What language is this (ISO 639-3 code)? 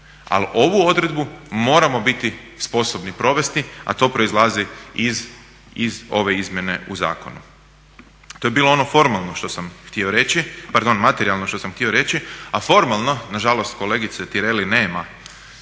hrv